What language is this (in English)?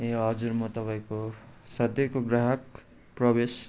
Nepali